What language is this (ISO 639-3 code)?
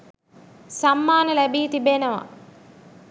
sin